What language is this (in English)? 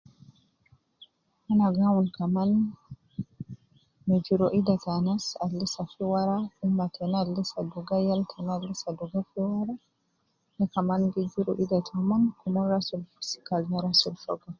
Nubi